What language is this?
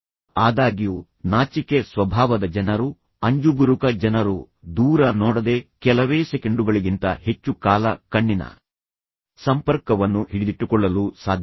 Kannada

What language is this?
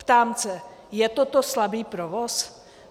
Czech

